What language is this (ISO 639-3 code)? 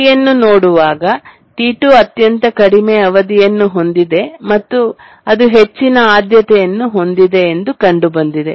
kan